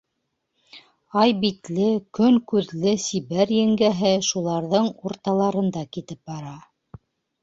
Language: Bashkir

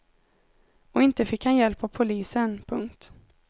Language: Swedish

